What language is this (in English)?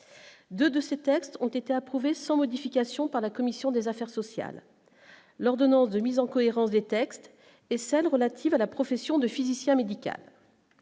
French